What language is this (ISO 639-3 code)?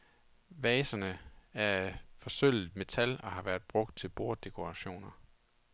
dan